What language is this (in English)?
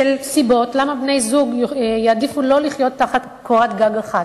Hebrew